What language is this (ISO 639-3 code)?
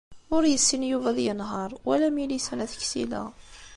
kab